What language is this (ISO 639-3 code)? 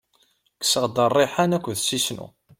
kab